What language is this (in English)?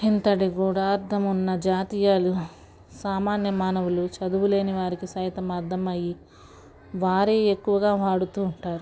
Telugu